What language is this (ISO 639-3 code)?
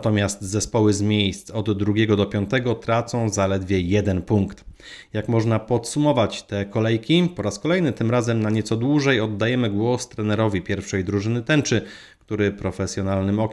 pol